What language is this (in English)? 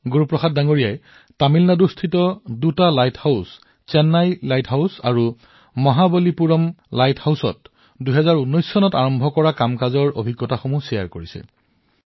Assamese